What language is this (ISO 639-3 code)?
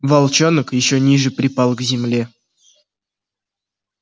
rus